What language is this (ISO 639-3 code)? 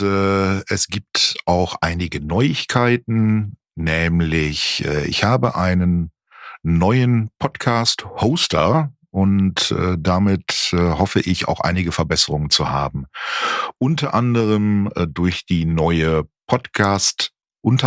deu